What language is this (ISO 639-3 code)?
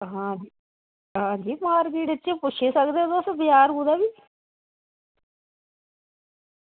doi